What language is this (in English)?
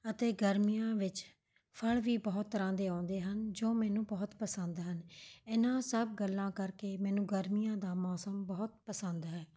Punjabi